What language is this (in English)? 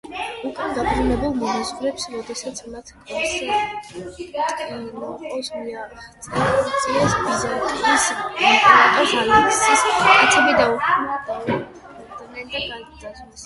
Georgian